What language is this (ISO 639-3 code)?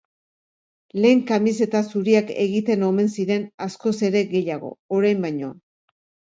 eus